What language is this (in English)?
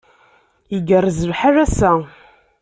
Kabyle